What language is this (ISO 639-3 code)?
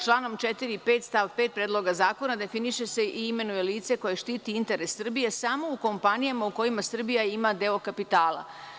srp